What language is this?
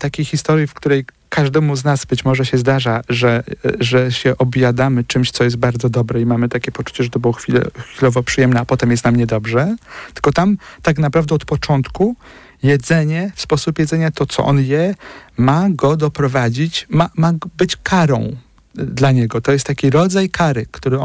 Polish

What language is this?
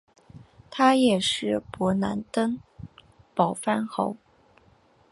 Chinese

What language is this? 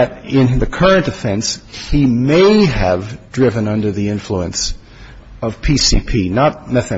English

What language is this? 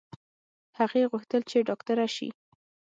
Pashto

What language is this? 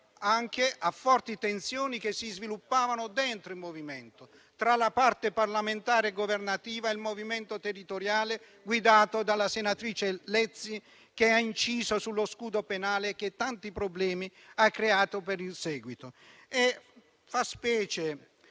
Italian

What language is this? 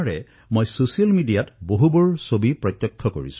Assamese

